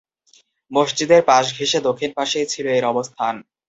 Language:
Bangla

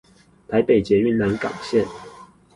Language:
Chinese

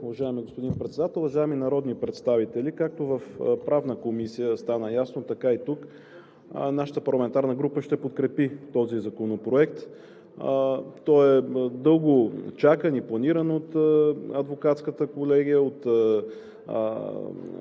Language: Bulgarian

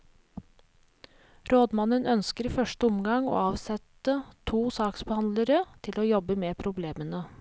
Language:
Norwegian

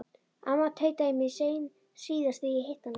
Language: Icelandic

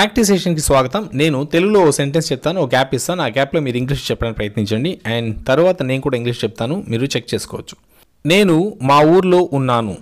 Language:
Telugu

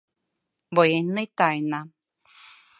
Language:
Mari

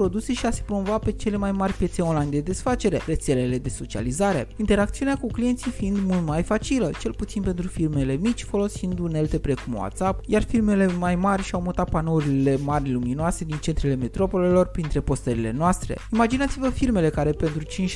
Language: Romanian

